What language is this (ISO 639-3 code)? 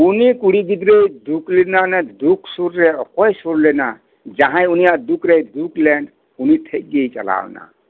sat